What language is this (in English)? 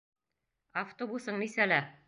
Bashkir